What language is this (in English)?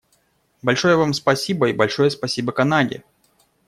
Russian